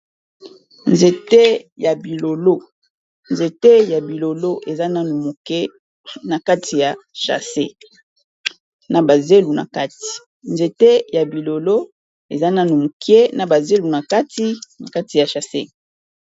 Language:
Lingala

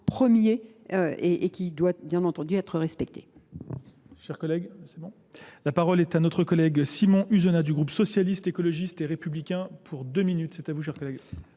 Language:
French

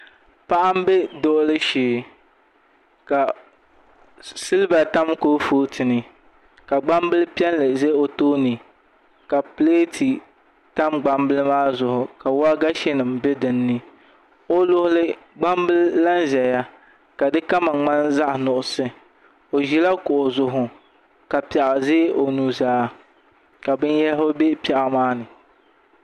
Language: Dagbani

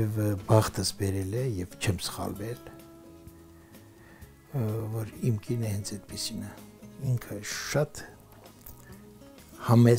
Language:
Romanian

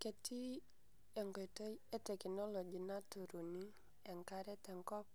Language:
Masai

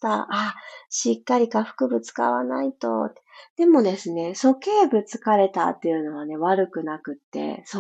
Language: Japanese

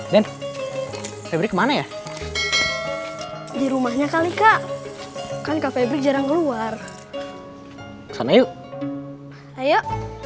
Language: Indonesian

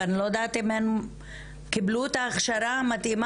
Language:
Hebrew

